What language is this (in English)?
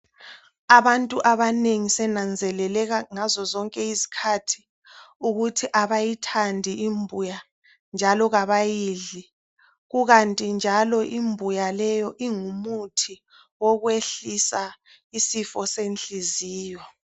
North Ndebele